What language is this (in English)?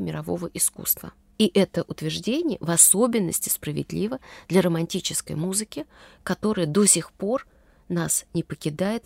Russian